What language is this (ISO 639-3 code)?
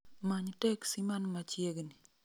luo